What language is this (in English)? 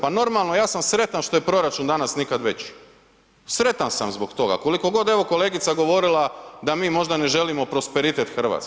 Croatian